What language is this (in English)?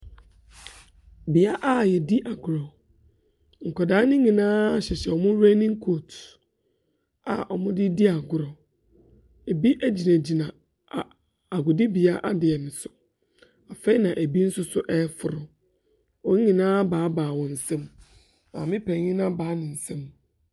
Akan